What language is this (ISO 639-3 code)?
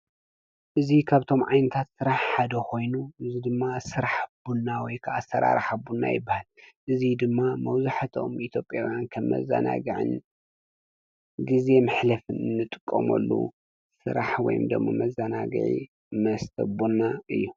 tir